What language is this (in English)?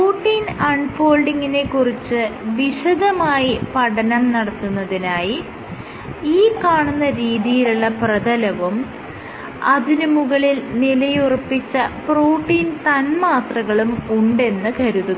Malayalam